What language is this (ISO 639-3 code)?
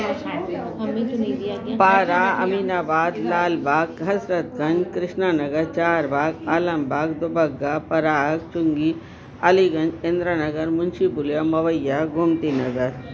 snd